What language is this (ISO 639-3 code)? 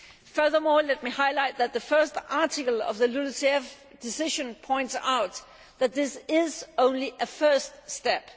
eng